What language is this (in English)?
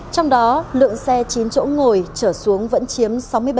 Vietnamese